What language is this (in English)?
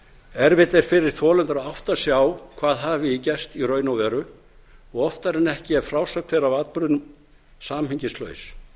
Icelandic